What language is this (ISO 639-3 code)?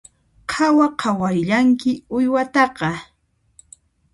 qxp